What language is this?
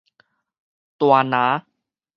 Min Nan Chinese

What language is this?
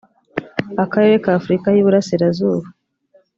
Kinyarwanda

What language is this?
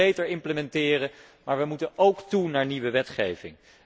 Dutch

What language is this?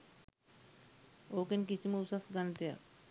Sinhala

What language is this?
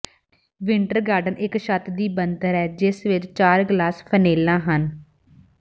Punjabi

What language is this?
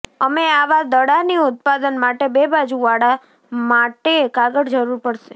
Gujarati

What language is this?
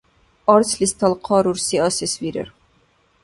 Dargwa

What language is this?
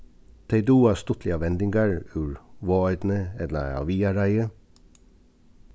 Faroese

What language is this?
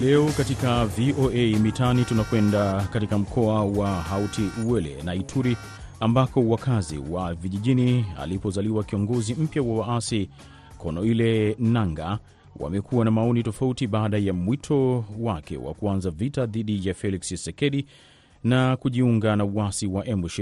Swahili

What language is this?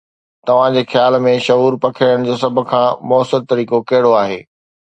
Sindhi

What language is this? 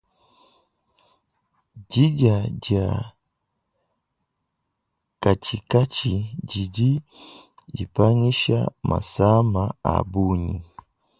Luba-Lulua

